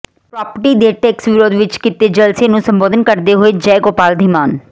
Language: Punjabi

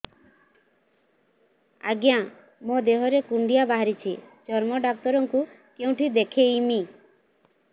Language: Odia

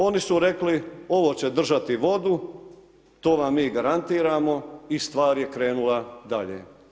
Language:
Croatian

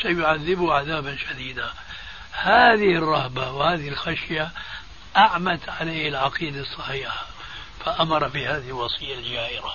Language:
Arabic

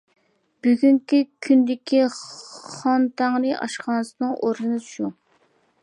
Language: Uyghur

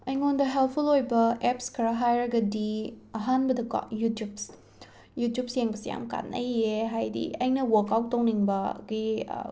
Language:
Manipuri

